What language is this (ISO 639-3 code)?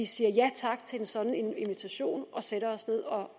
dan